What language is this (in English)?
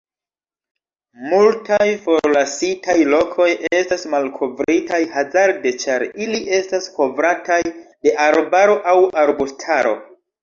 Esperanto